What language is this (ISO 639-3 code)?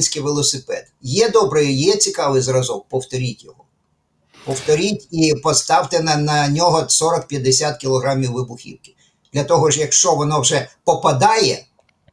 ukr